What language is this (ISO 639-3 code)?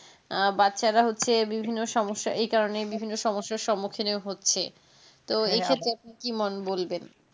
ben